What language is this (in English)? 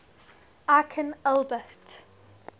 English